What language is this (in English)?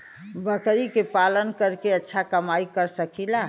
Bhojpuri